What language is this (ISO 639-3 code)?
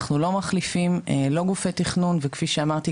heb